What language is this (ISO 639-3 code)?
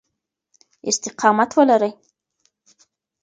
pus